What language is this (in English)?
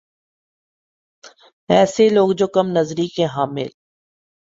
Urdu